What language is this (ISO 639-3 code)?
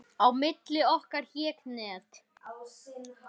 isl